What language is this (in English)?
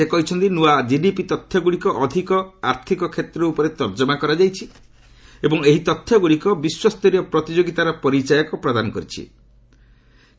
Odia